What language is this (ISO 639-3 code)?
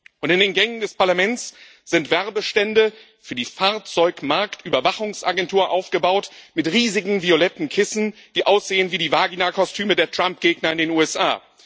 deu